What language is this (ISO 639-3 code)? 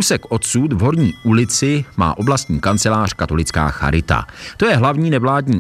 ces